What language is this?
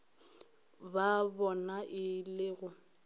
Northern Sotho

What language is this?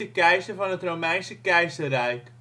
Dutch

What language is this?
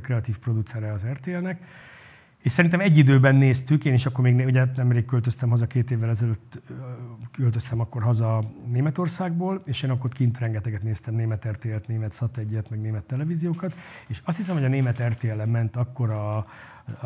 Hungarian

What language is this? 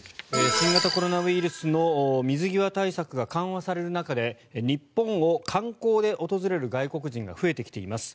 Japanese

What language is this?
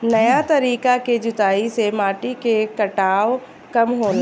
Bhojpuri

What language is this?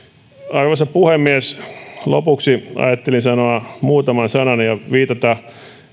Finnish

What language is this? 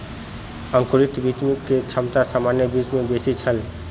Maithili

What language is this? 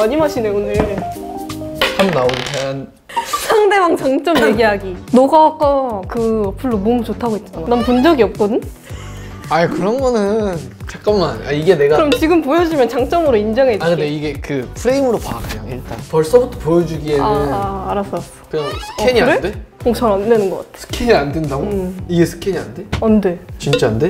Korean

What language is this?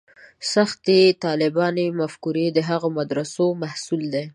Pashto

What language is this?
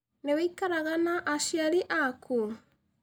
Kikuyu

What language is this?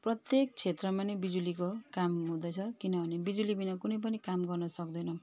Nepali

